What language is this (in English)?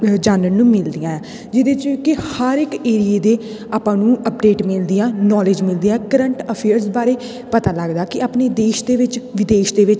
Punjabi